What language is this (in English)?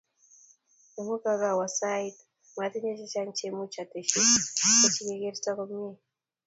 Kalenjin